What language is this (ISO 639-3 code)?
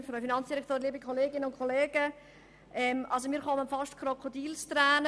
gsw